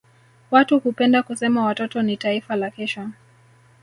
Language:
Swahili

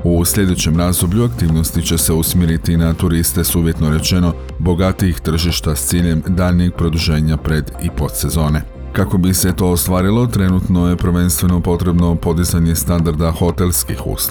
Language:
Croatian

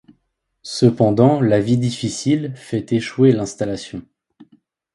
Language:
French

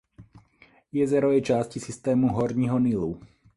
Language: Czech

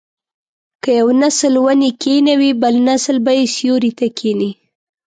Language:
Pashto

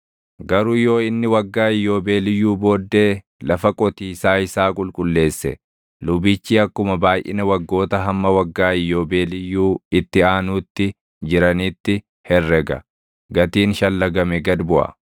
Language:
Oromo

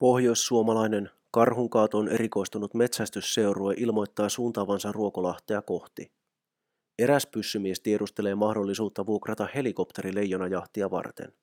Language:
Finnish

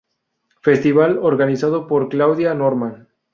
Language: Spanish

